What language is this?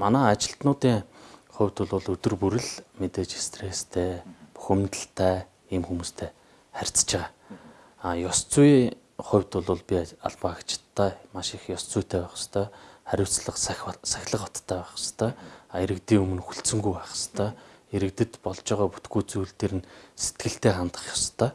Turkish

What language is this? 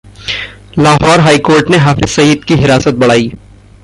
Hindi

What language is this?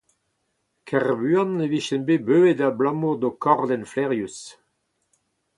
Breton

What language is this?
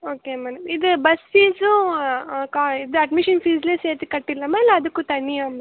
Tamil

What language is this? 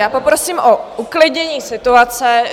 Czech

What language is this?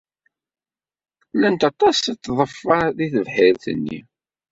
Kabyle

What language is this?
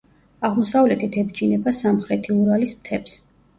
Georgian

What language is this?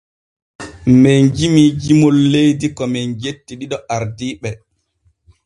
Borgu Fulfulde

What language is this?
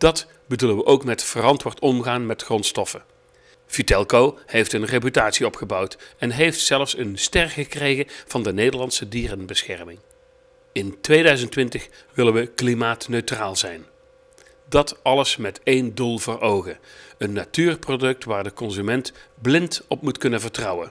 Dutch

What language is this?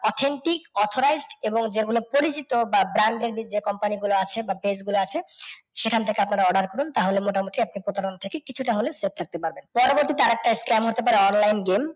Bangla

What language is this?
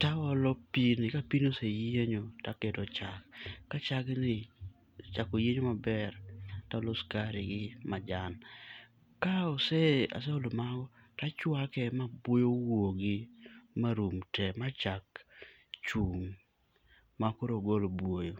Luo (Kenya and Tanzania)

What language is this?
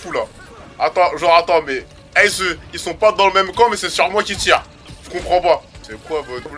French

